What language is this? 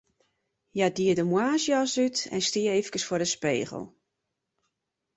Western Frisian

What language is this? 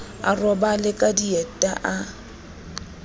Southern Sotho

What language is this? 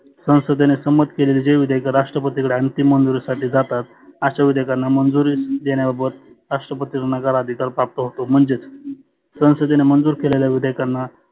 Marathi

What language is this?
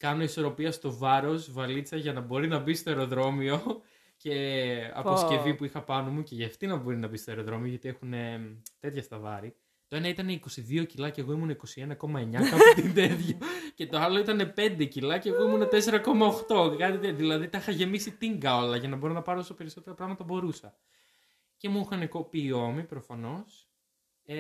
Greek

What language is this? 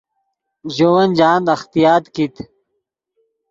Yidgha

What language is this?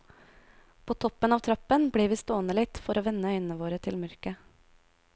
Norwegian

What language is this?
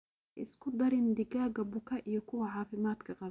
Somali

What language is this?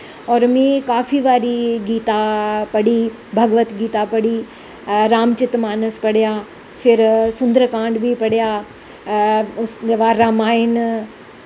Dogri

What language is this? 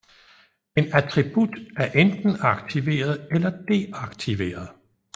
Danish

